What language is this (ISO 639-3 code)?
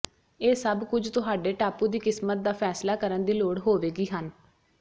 pan